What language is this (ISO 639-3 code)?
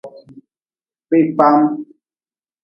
nmz